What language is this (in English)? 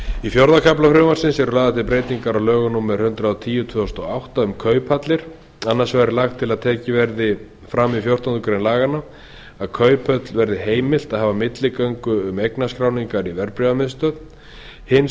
Icelandic